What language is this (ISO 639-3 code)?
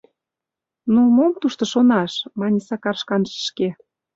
chm